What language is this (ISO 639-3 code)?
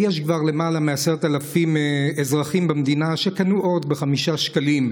heb